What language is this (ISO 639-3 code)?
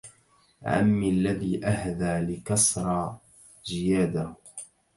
ara